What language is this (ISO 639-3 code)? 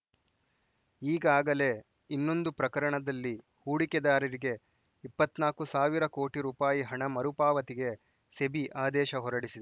kan